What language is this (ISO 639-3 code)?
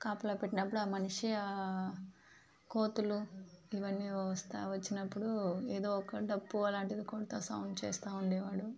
tel